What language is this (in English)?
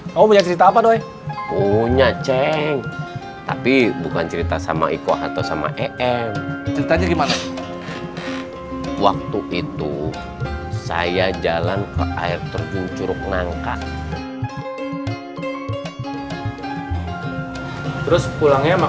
Indonesian